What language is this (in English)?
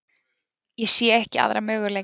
Icelandic